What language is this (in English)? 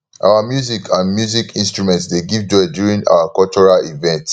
Nigerian Pidgin